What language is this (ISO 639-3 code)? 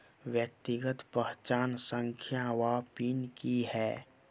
mai